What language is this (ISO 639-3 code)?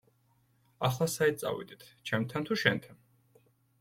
kat